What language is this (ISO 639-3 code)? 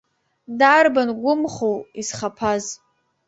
abk